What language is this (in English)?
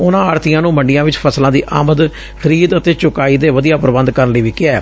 Punjabi